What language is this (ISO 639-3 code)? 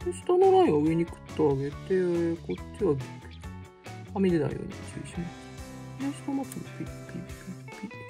jpn